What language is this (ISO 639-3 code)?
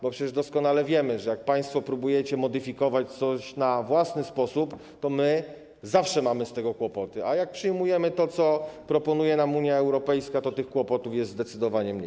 pol